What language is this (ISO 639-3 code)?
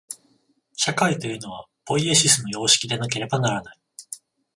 jpn